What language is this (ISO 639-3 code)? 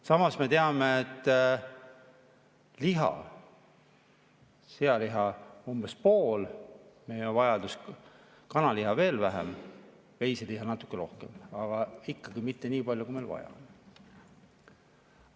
est